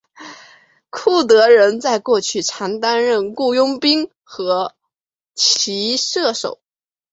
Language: Chinese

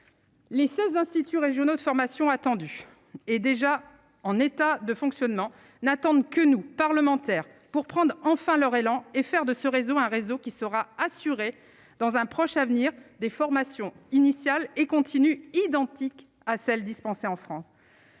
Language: French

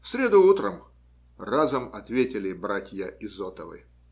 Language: Russian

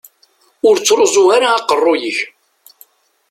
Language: Kabyle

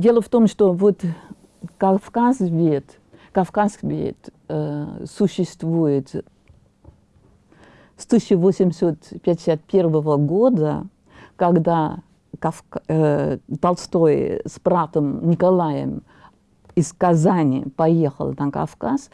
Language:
Russian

